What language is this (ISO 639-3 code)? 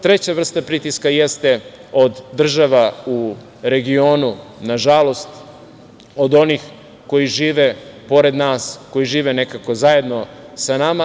srp